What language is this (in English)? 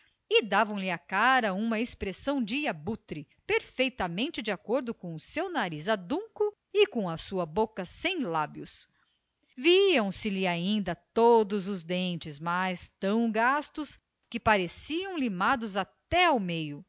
Portuguese